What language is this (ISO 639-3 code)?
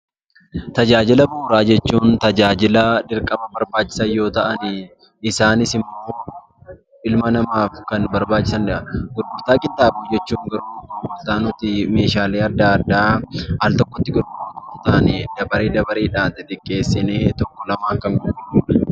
orm